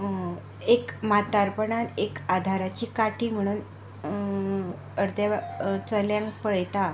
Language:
Konkani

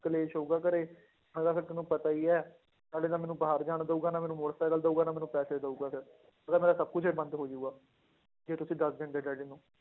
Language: Punjabi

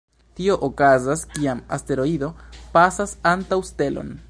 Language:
Esperanto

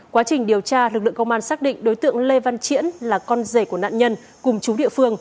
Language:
Vietnamese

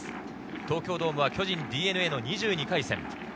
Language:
Japanese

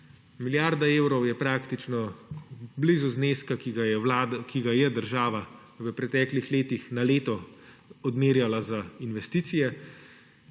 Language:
Slovenian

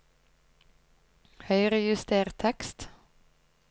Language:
Norwegian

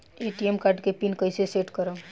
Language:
Bhojpuri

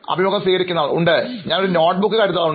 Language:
Malayalam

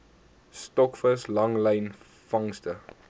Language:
Afrikaans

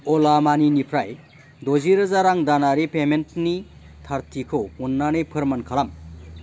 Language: Bodo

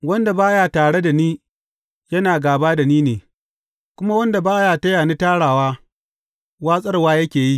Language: Hausa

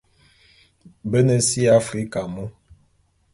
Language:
Bulu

